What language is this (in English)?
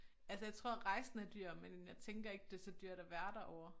Danish